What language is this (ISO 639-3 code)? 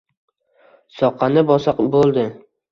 uzb